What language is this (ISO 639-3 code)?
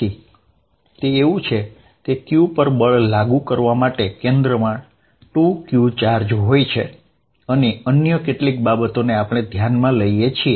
guj